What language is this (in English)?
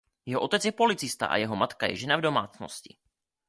Czech